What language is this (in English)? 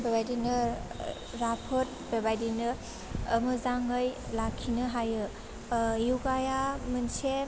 Bodo